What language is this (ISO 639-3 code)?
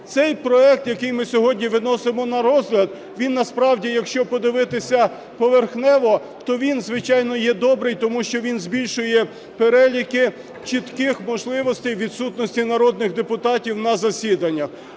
ukr